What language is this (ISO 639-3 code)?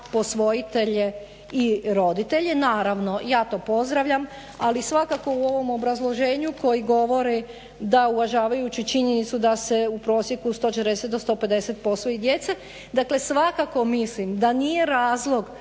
hrv